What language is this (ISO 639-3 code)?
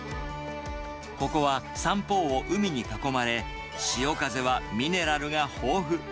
jpn